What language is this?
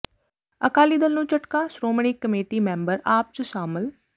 Punjabi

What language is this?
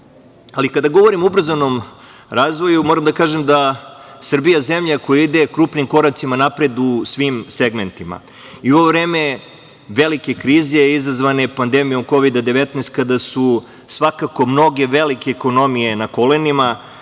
Serbian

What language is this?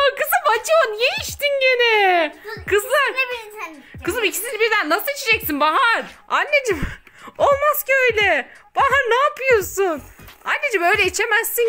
Turkish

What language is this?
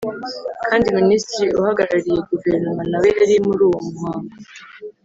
Kinyarwanda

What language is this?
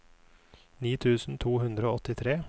Norwegian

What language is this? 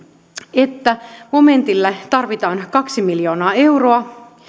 Finnish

